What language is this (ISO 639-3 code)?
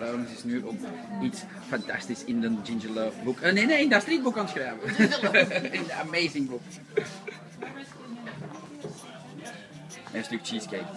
nld